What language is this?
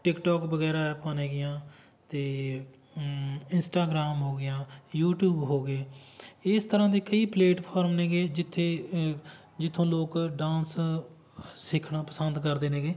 Punjabi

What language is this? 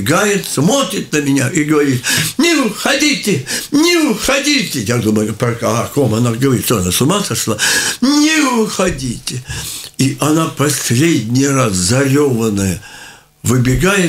Russian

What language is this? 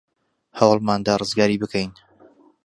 Central Kurdish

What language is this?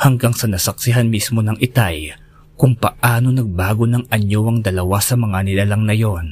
Filipino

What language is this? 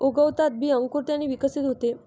Marathi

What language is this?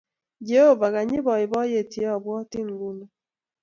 Kalenjin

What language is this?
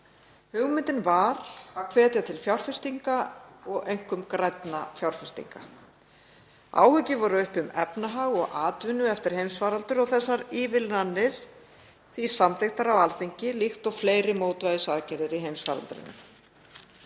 Icelandic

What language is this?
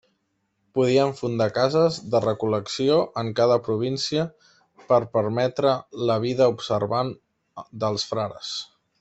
Catalan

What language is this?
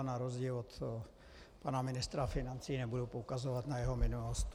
Czech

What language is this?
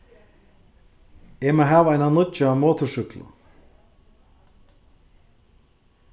Faroese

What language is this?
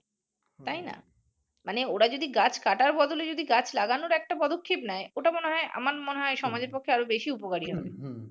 Bangla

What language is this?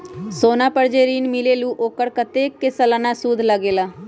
Magahi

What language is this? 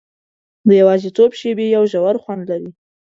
Pashto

